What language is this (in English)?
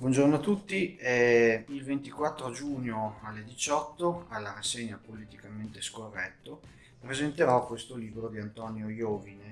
Italian